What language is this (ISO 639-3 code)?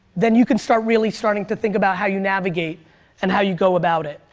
eng